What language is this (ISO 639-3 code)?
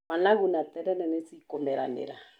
kik